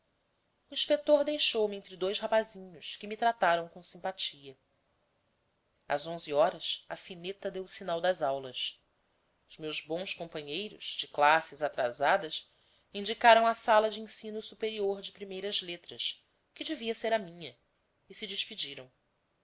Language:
Portuguese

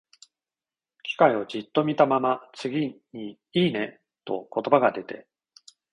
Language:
Japanese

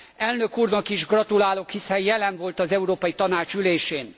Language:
Hungarian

